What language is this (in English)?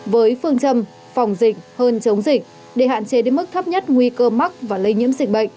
Vietnamese